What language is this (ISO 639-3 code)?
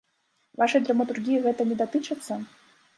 bel